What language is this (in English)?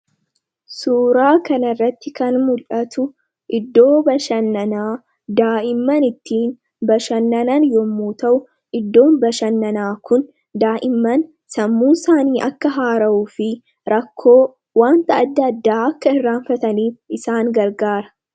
Oromo